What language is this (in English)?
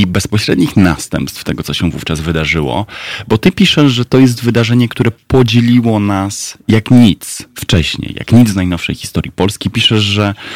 Polish